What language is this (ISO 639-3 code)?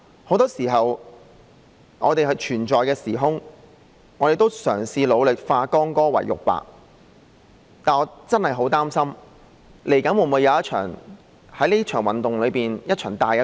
yue